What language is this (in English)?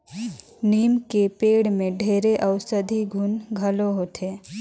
Chhattisgarhi